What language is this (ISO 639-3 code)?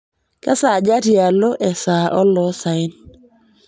mas